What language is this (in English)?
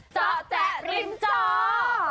Thai